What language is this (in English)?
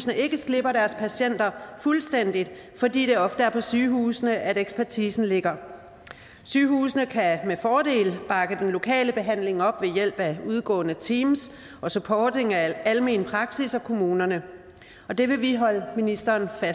Danish